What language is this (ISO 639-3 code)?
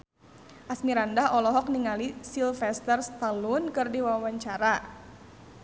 sun